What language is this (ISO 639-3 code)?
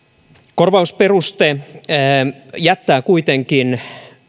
fin